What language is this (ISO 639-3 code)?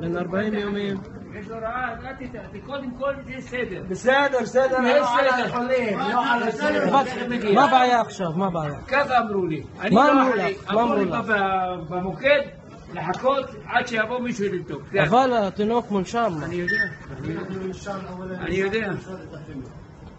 ara